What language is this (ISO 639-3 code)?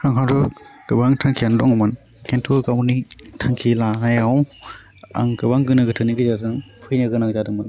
brx